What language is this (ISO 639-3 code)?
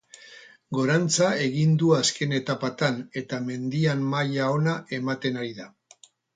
eus